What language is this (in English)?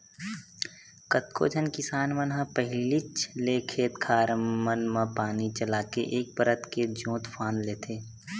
Chhattisgarhi